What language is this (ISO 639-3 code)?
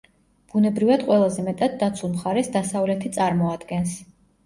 kat